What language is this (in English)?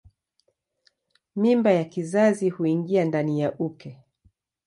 Swahili